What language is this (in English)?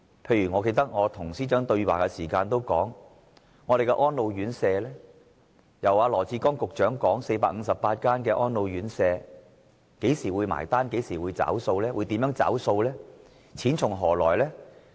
Cantonese